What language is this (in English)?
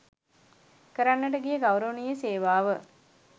Sinhala